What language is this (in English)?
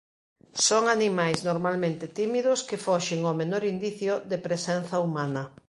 Galician